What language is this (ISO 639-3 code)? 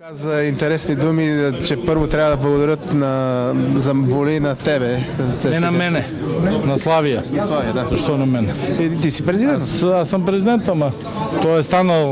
bul